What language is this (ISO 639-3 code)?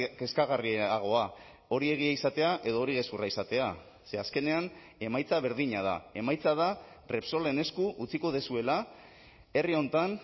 eus